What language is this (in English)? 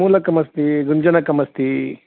Sanskrit